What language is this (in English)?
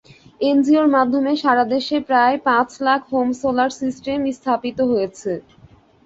Bangla